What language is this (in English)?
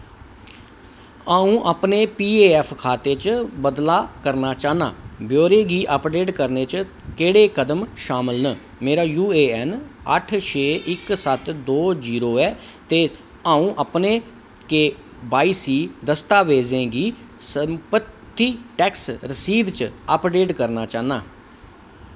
Dogri